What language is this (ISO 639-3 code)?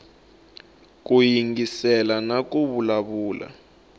tso